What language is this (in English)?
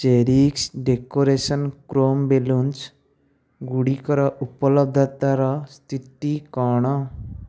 Odia